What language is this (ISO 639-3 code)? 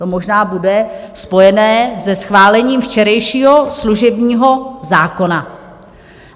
ces